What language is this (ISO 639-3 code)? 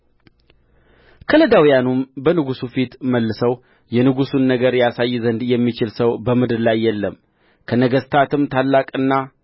amh